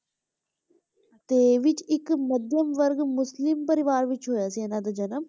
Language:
Punjabi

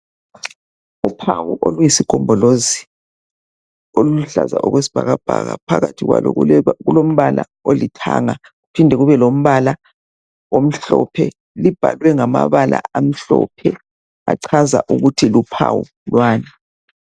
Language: North Ndebele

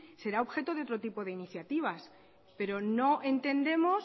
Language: Spanish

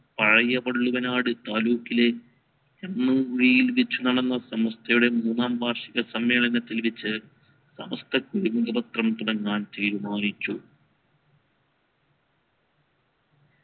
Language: Malayalam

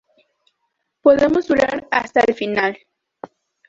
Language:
Spanish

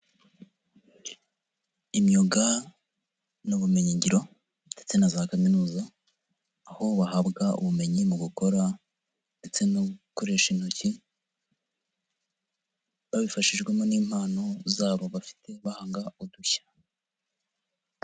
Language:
Kinyarwanda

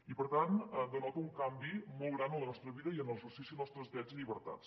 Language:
Catalan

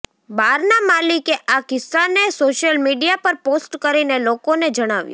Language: Gujarati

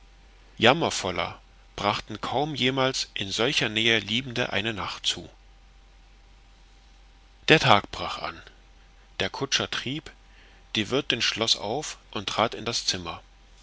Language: German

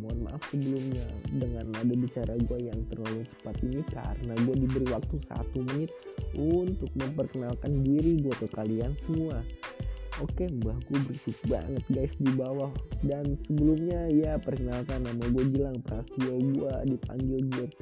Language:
Indonesian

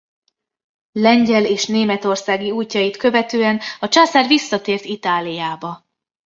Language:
Hungarian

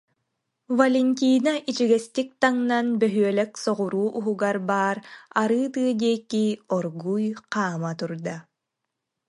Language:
Yakut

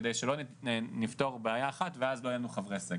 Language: Hebrew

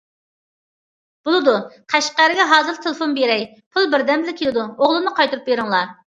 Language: Uyghur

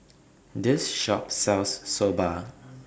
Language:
English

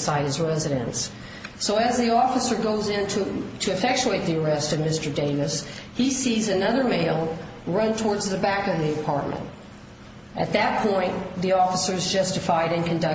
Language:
English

